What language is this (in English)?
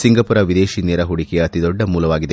Kannada